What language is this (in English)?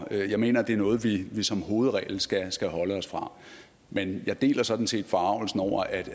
Danish